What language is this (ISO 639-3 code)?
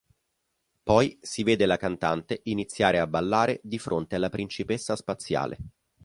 ita